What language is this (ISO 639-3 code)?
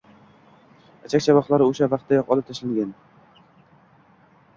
uzb